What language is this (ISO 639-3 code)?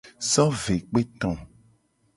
gej